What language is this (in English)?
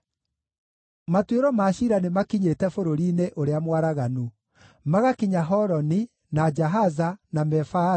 Kikuyu